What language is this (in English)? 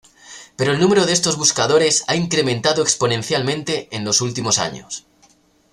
Spanish